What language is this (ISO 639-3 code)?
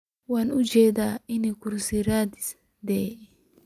som